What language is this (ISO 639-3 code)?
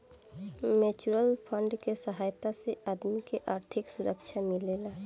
bho